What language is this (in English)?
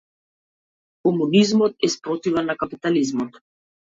Macedonian